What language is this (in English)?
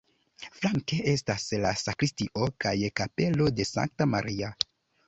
Esperanto